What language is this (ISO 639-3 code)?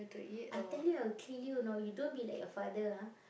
eng